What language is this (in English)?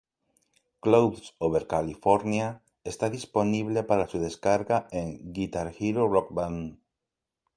Spanish